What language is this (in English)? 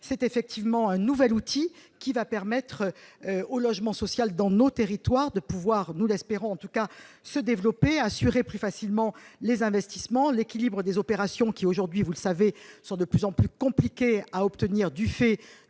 French